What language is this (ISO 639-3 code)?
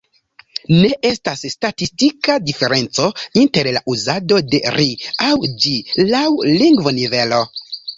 epo